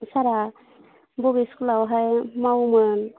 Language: Bodo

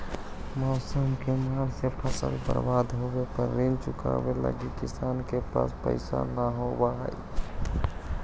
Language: Magahi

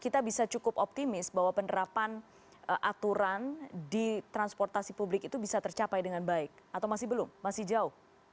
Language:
Indonesian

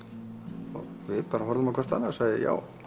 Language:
Icelandic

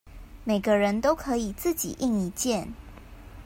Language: Chinese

